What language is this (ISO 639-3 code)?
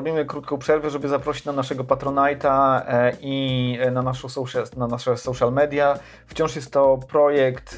pol